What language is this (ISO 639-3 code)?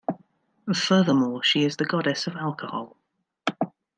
eng